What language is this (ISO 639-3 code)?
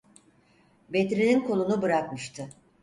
tur